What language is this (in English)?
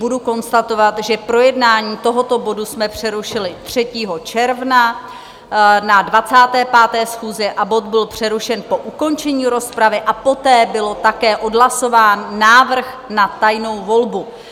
Czech